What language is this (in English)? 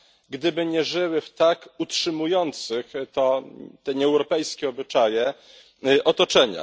Polish